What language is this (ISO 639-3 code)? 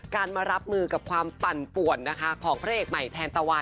tha